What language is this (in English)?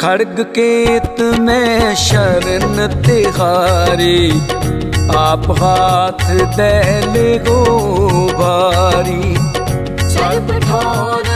Hindi